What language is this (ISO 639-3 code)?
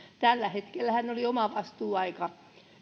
fin